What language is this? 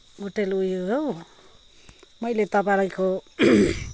Nepali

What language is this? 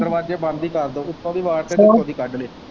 Punjabi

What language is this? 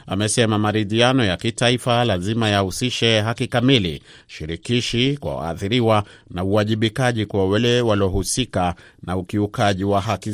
Swahili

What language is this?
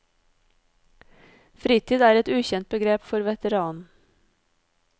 Norwegian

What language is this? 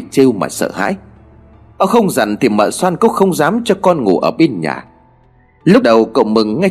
Vietnamese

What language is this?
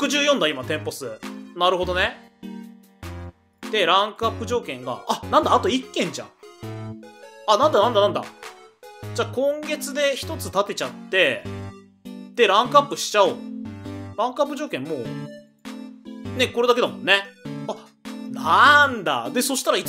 Japanese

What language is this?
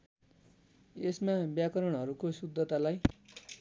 Nepali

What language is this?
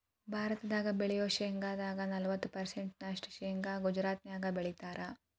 Kannada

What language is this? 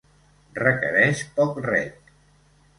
Catalan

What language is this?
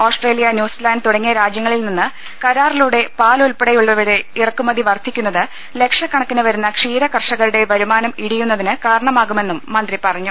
Malayalam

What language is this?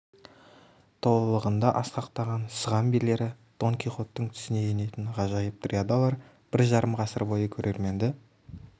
Kazakh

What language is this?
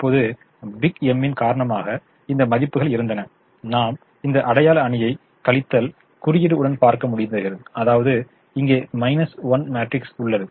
Tamil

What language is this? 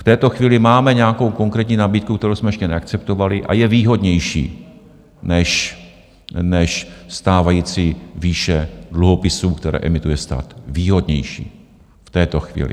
Czech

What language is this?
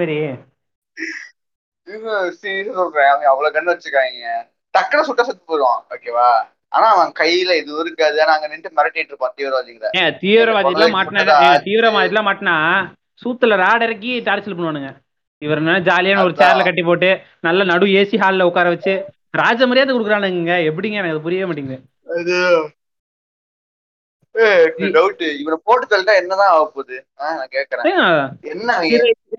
Tamil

